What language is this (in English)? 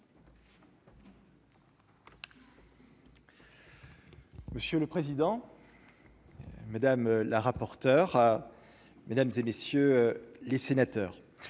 French